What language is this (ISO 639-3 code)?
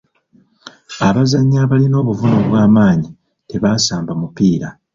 lug